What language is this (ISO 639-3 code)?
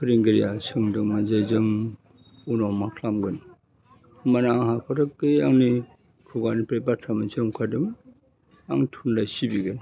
brx